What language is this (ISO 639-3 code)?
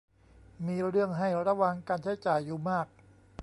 tha